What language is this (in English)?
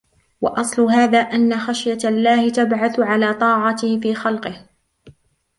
Arabic